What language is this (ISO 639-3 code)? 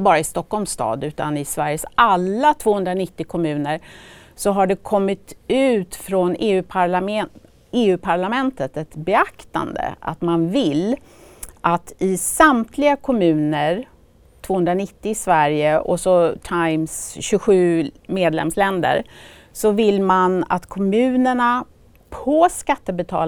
swe